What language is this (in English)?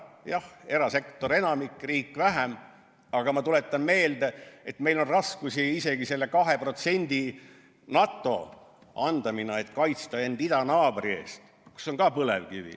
Estonian